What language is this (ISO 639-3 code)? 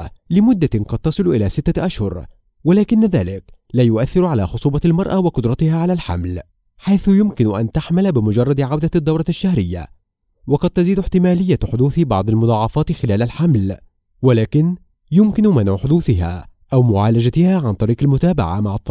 ara